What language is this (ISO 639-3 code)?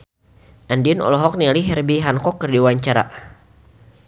sun